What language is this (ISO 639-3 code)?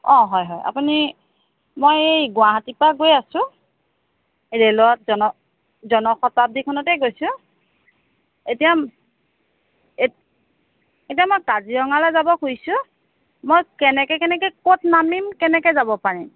asm